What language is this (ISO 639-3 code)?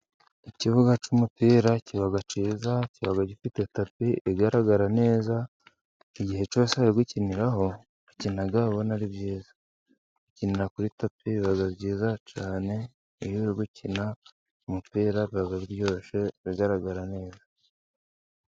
kin